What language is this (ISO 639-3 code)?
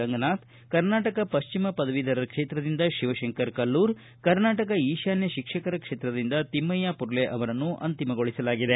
kan